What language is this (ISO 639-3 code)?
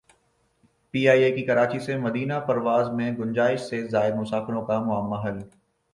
urd